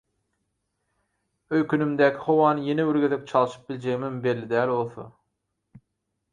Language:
Turkmen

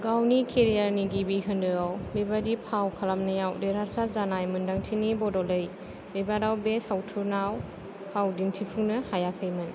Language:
Bodo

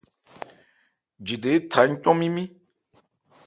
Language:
Ebrié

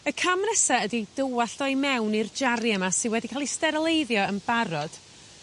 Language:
Welsh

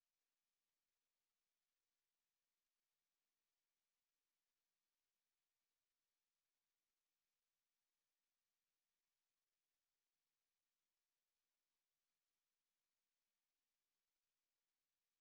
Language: Finnish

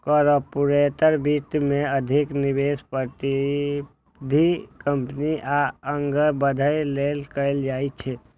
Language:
Maithili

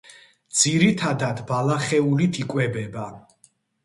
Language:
Georgian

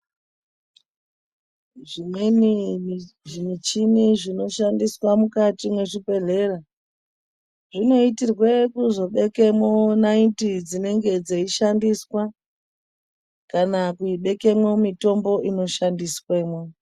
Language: Ndau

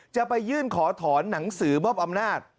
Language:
Thai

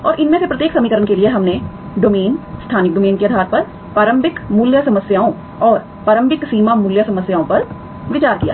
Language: Hindi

